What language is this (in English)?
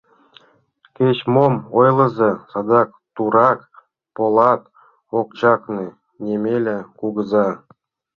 Mari